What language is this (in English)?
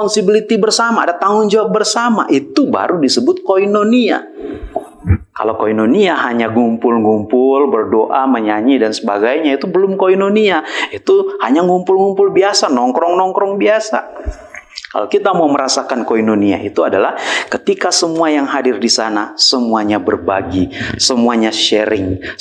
Indonesian